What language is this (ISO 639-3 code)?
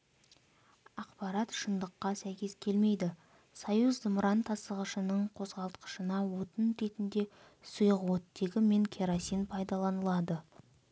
kaz